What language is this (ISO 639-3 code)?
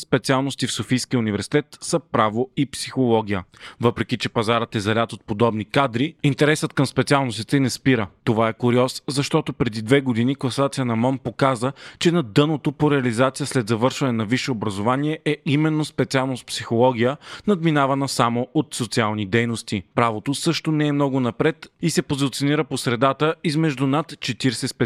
bul